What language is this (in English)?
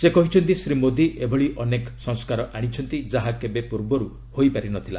Odia